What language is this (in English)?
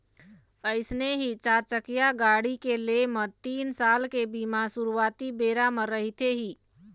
Chhattisgarhi